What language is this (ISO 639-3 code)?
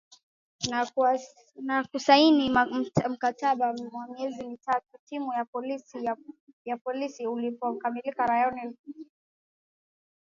swa